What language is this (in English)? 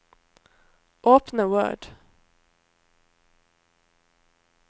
Norwegian